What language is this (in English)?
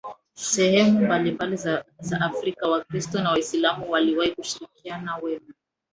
Swahili